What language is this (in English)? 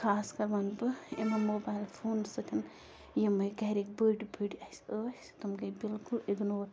Kashmiri